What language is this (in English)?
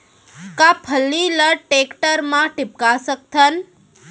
Chhattisgarhi